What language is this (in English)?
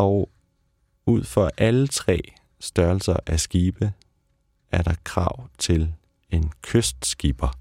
Danish